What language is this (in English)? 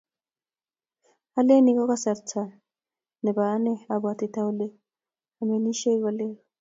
Kalenjin